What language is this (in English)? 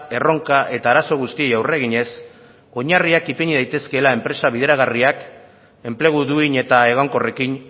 Basque